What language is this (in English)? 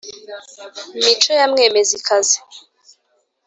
Kinyarwanda